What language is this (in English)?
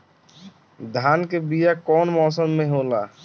Bhojpuri